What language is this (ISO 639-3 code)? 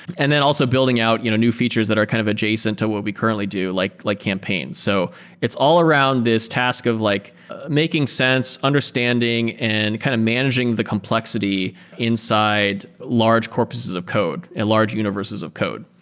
eng